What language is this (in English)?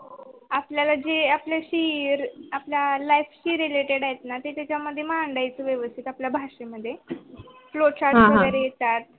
Marathi